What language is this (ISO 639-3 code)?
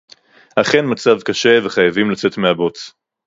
heb